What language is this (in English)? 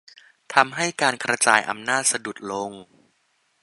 Thai